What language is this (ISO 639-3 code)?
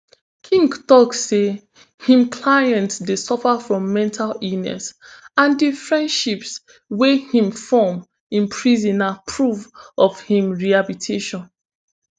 pcm